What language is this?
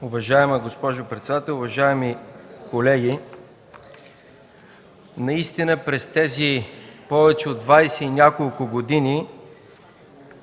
Bulgarian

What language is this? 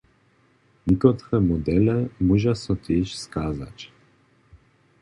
Upper Sorbian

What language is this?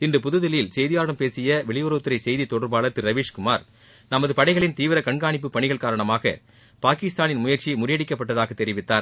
Tamil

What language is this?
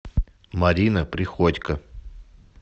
Russian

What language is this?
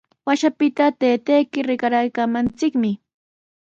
Sihuas Ancash Quechua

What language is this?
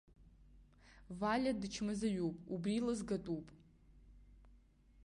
Abkhazian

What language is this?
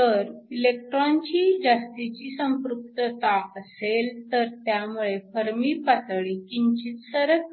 Marathi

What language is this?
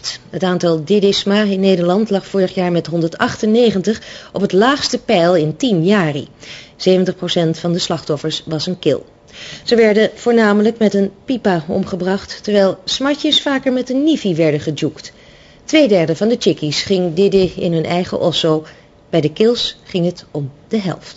Dutch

